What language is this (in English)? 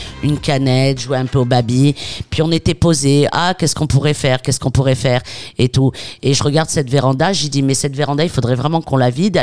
French